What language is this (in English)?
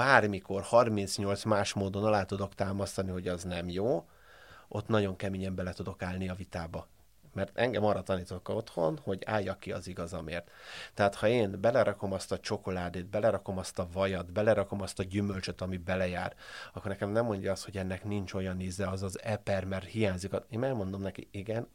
Hungarian